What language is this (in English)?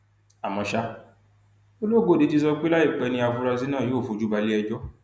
Yoruba